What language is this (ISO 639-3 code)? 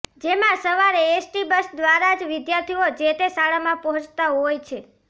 guj